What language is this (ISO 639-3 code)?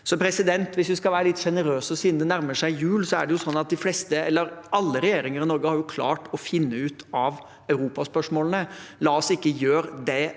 nor